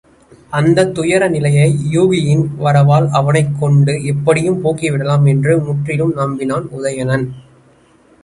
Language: Tamil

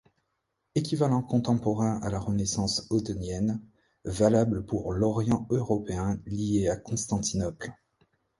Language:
French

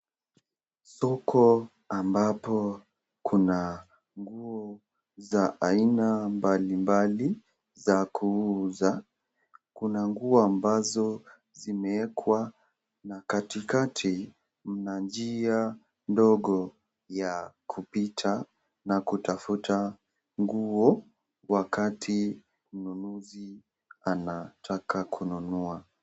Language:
Swahili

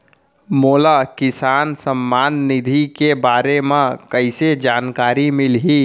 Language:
Chhattisgarhi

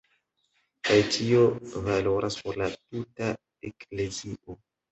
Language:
Esperanto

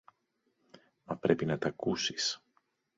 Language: Greek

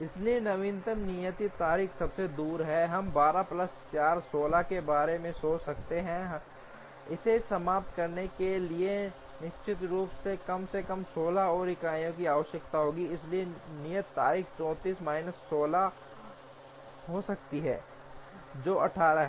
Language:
Hindi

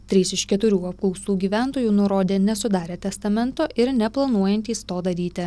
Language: Lithuanian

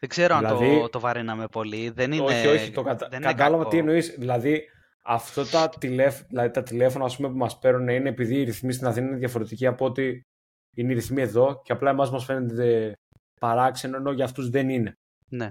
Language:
Greek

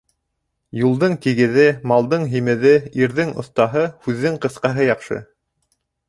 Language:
Bashkir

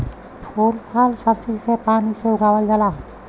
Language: Bhojpuri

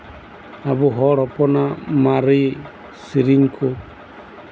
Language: Santali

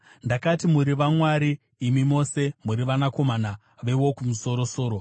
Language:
Shona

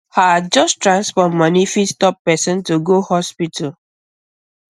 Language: Nigerian Pidgin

